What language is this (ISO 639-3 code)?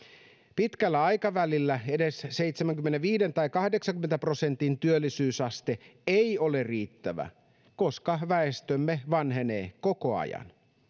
fin